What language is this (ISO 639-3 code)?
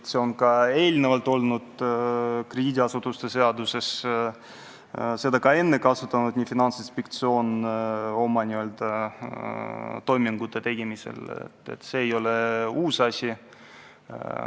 est